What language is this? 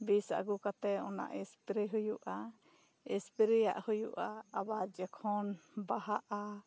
Santali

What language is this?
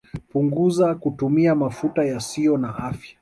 Swahili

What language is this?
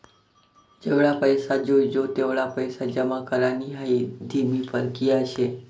Marathi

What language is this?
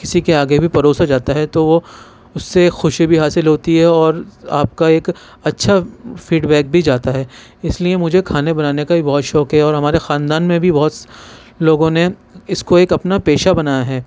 Urdu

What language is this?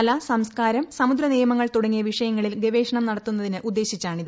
Malayalam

